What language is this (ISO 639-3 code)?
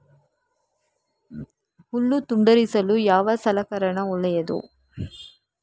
kan